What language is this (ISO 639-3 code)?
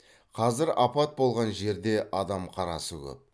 kaz